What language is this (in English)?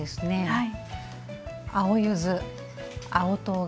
Japanese